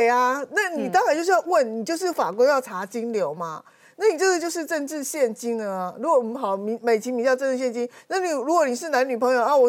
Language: Chinese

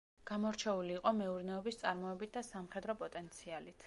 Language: Georgian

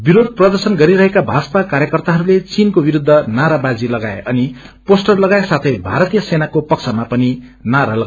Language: Nepali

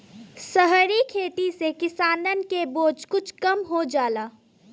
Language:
Bhojpuri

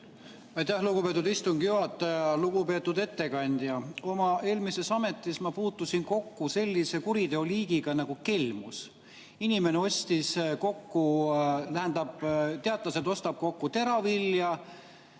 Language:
Estonian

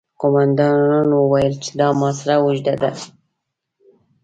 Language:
Pashto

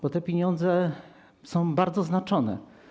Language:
Polish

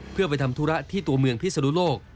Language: Thai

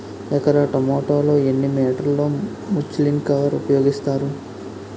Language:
Telugu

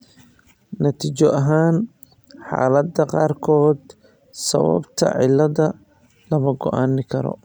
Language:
Somali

